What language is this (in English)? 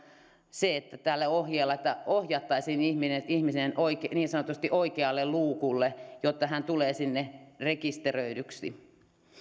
Finnish